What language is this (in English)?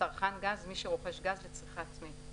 Hebrew